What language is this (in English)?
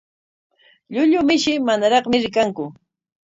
Corongo Ancash Quechua